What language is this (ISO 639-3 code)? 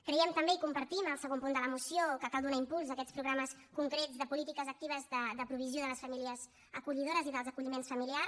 cat